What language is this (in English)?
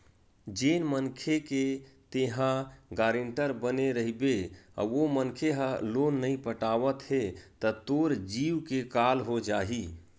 Chhattisgarhi